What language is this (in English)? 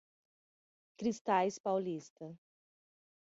Portuguese